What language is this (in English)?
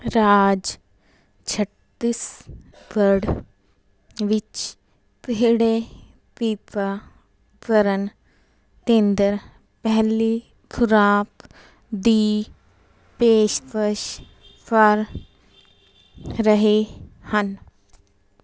Punjabi